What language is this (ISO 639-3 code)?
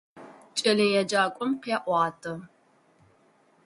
ady